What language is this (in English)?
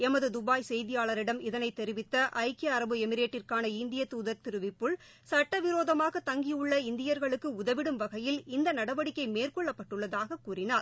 Tamil